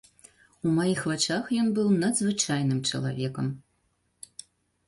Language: Belarusian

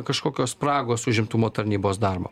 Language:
Lithuanian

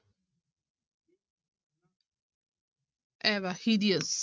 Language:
Punjabi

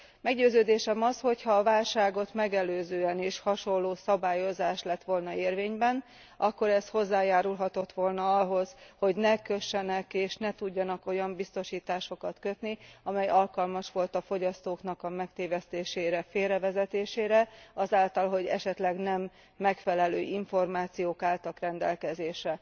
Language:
Hungarian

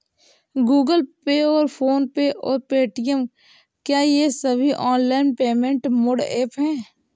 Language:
Hindi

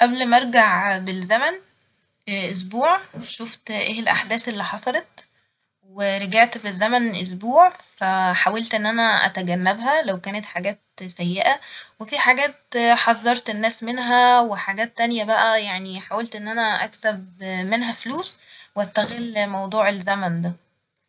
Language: Egyptian Arabic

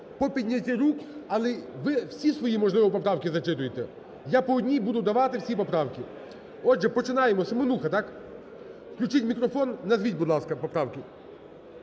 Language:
Ukrainian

